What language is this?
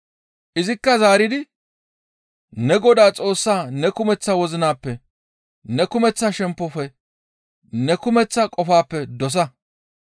Gamo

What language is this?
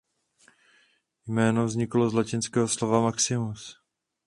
Czech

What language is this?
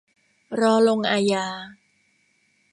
Thai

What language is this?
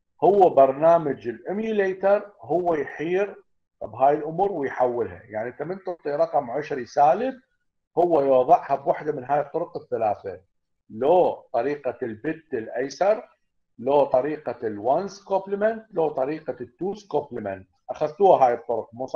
Arabic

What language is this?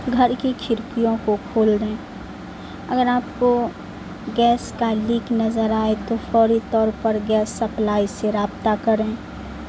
Urdu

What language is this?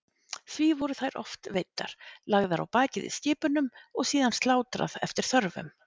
Icelandic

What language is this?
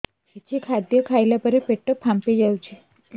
Odia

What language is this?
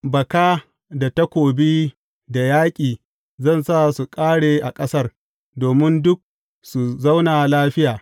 Hausa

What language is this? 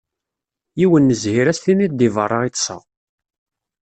Kabyle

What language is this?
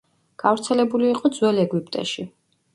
Georgian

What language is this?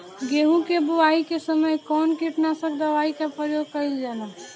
Bhojpuri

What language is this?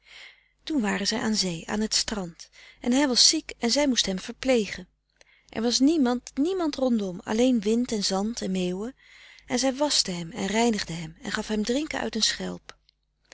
Dutch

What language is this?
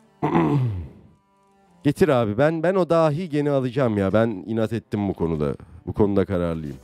Turkish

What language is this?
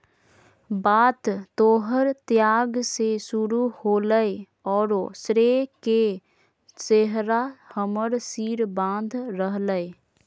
Magahi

